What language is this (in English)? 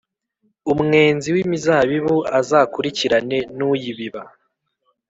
Kinyarwanda